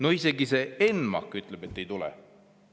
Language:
Estonian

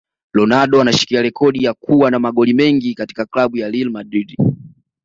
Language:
Swahili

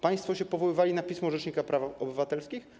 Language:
Polish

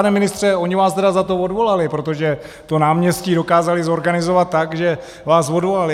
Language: Czech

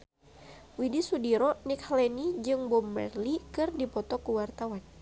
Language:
Sundanese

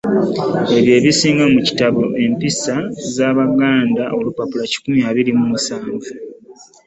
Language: Ganda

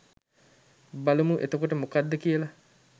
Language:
Sinhala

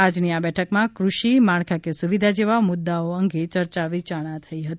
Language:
Gujarati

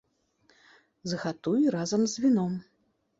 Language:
Belarusian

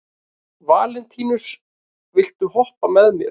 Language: Icelandic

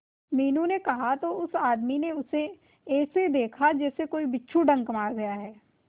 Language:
Hindi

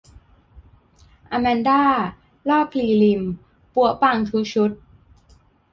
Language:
Thai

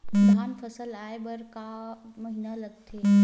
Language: Chhattisgarhi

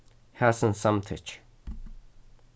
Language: Faroese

